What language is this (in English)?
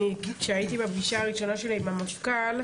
Hebrew